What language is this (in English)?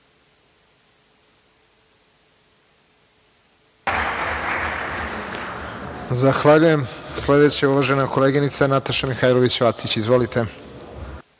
Serbian